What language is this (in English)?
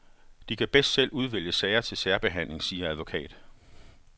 Danish